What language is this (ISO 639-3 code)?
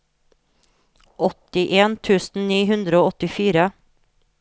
nor